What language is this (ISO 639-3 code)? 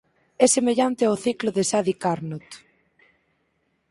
glg